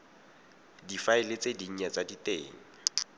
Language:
Tswana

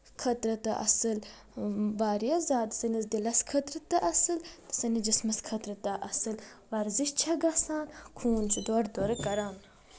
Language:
Kashmiri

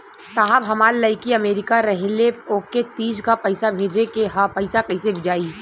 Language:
Bhojpuri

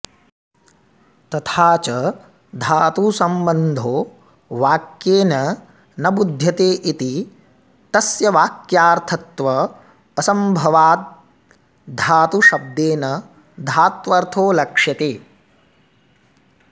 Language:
Sanskrit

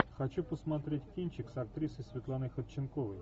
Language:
Russian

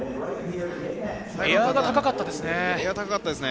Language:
Japanese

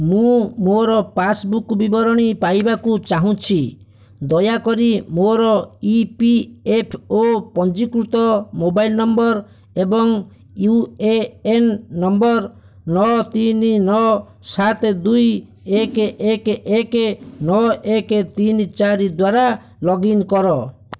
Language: Odia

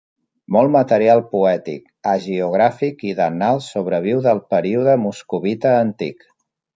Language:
Catalan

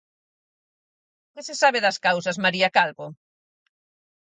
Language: Galician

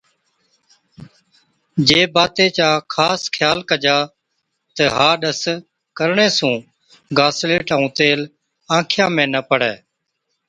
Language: Od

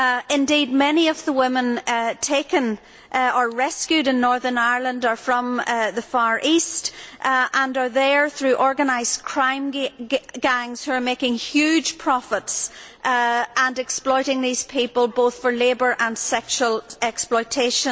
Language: English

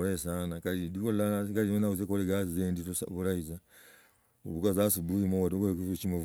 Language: Logooli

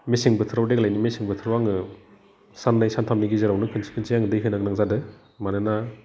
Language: Bodo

